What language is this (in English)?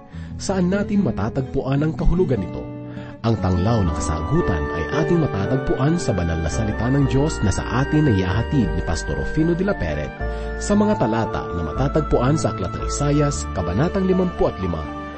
Filipino